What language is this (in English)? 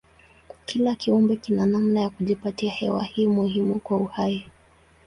Swahili